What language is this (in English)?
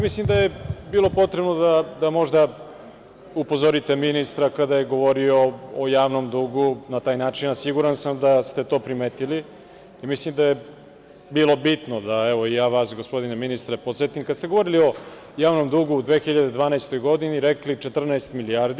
Serbian